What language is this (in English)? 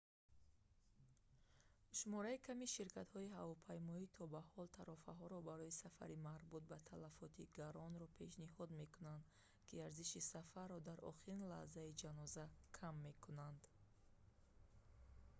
Tajik